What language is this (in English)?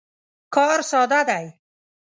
Pashto